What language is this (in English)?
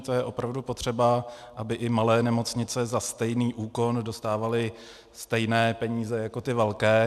Czech